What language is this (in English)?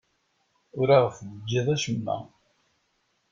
Kabyle